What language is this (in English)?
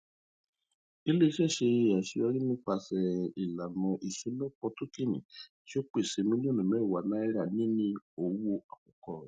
Yoruba